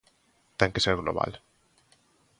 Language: Galician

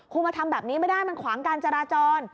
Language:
Thai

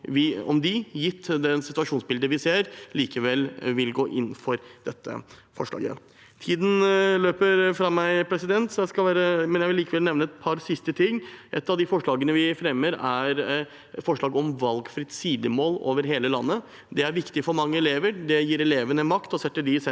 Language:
Norwegian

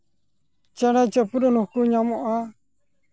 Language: Santali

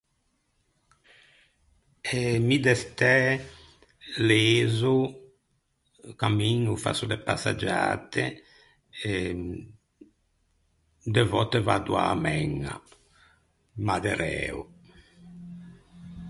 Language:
Ligurian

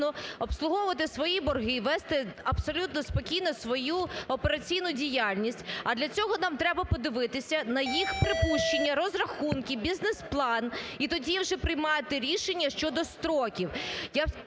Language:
Ukrainian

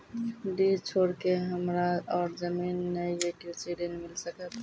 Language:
Maithili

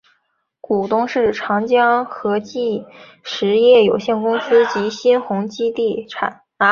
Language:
Chinese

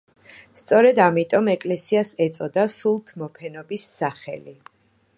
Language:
Georgian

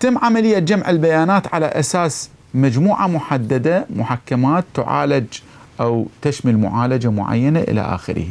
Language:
Arabic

